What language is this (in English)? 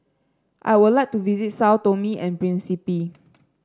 English